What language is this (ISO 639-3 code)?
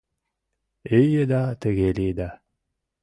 chm